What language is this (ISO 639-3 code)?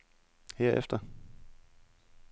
dan